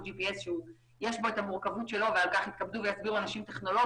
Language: Hebrew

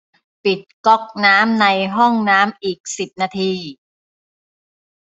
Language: Thai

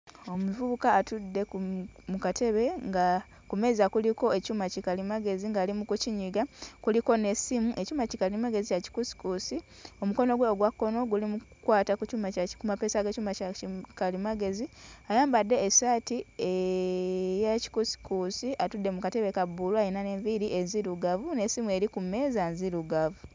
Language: Ganda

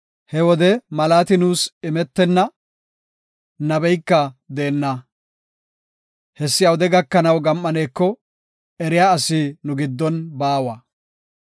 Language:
Gofa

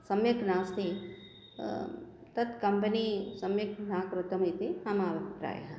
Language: Sanskrit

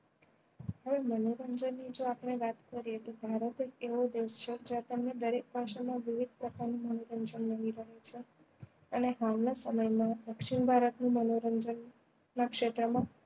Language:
Gujarati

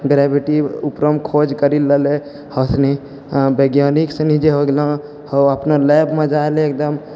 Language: Maithili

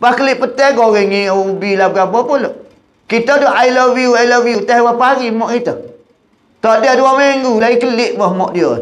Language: Malay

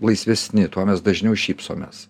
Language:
Lithuanian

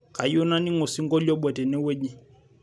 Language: Masai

